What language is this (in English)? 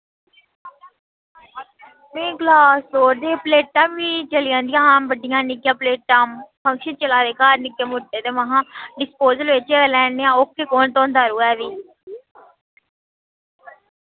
Dogri